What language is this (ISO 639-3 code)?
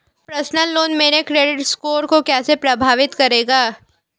hin